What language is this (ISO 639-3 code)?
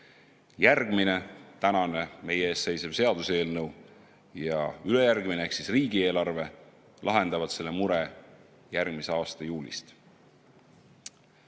est